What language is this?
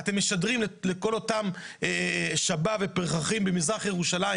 Hebrew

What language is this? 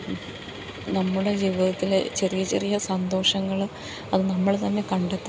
Malayalam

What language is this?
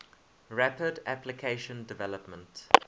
English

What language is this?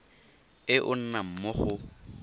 Tswana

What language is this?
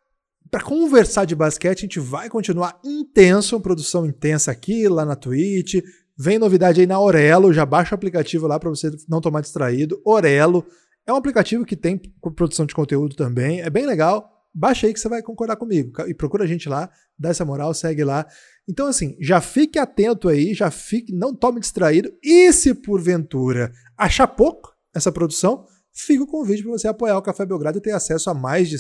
Portuguese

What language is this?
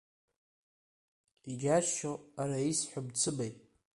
Abkhazian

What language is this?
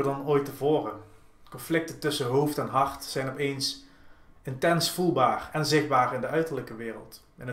Dutch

